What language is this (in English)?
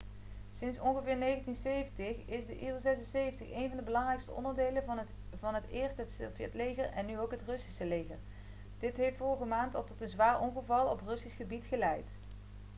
Dutch